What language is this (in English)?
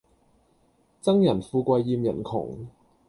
Cantonese